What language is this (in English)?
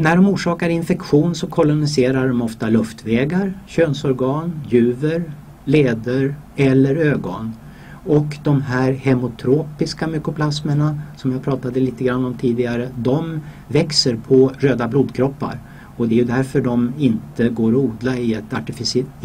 Swedish